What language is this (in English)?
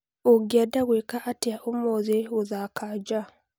Kikuyu